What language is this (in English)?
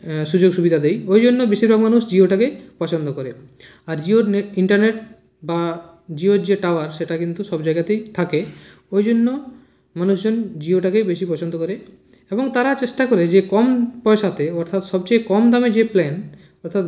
Bangla